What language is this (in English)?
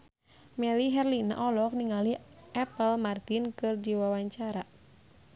Sundanese